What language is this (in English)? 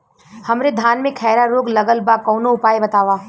Bhojpuri